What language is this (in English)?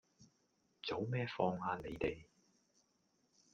Cantonese